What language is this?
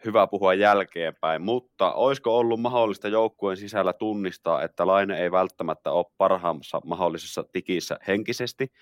Finnish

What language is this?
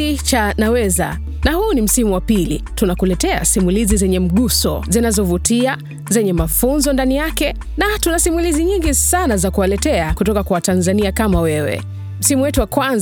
Swahili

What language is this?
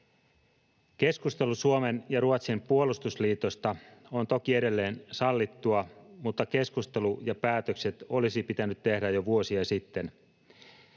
Finnish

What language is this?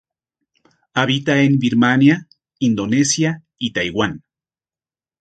Spanish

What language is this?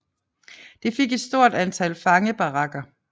Danish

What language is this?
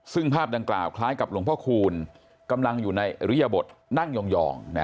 Thai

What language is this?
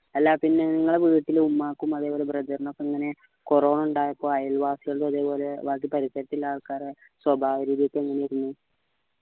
Malayalam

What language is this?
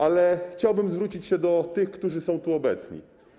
Polish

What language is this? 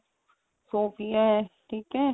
Punjabi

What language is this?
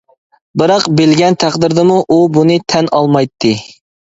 Uyghur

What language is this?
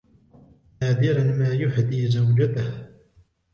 Arabic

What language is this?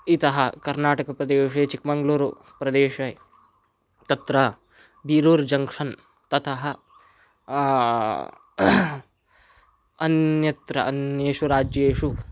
Sanskrit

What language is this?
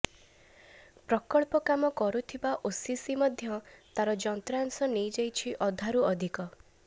Odia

